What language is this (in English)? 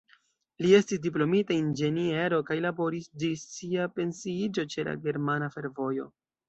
Esperanto